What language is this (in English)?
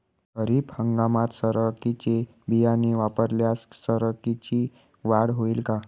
Marathi